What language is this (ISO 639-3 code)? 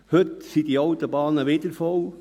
gsw